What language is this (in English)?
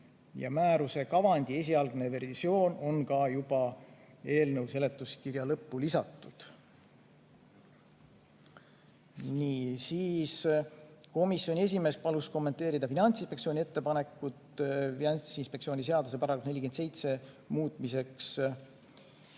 Estonian